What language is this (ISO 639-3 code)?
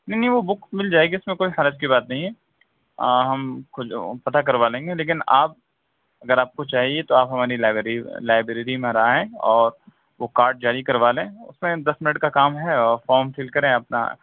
urd